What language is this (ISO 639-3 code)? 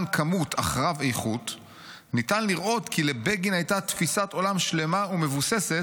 heb